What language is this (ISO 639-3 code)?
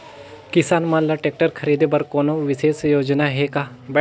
hne